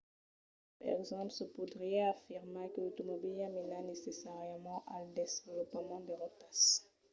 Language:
Occitan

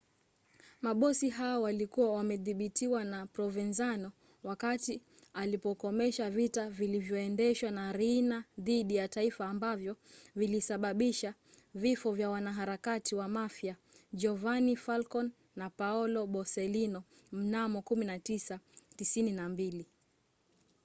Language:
Swahili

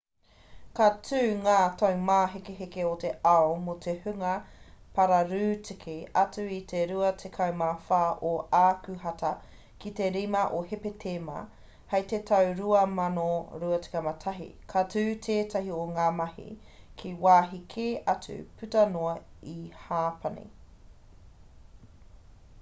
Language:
Māori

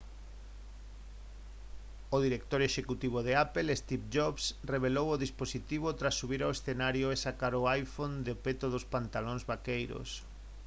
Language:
Galician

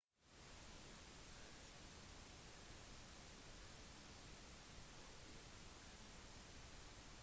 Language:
Norwegian Bokmål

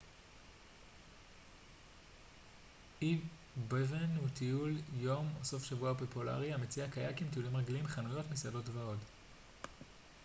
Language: Hebrew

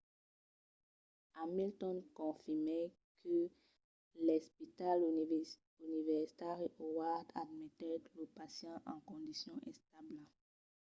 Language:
Occitan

